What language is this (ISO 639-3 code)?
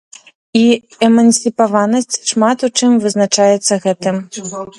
bel